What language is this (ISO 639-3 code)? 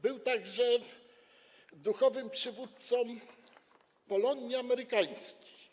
pol